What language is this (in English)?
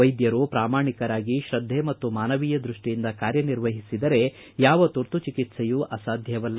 Kannada